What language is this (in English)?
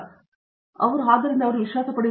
Kannada